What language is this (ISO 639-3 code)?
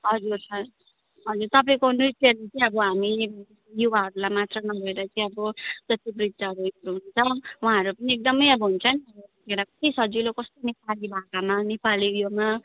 nep